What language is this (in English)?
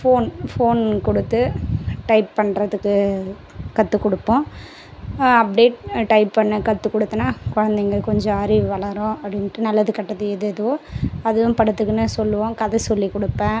Tamil